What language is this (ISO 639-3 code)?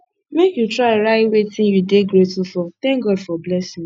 pcm